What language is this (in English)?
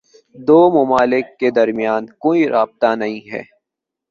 Urdu